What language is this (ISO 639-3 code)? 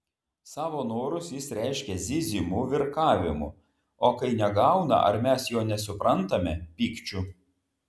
lit